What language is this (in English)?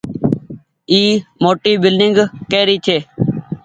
Goaria